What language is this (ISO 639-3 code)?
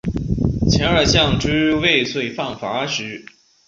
zho